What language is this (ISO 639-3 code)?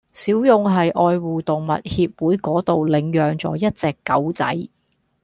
yue